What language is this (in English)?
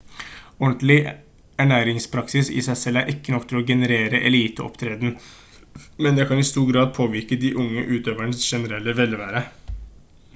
Norwegian Bokmål